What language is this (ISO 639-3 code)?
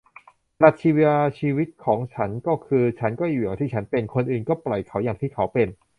tha